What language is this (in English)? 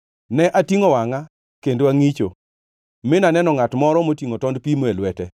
Luo (Kenya and Tanzania)